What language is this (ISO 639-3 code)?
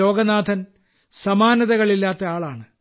mal